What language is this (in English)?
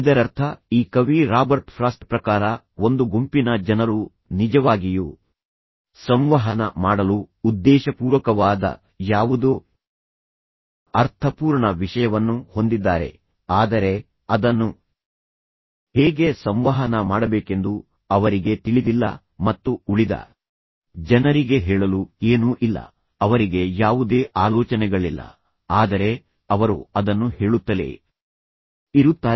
Kannada